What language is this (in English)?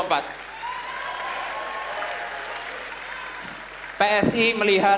Indonesian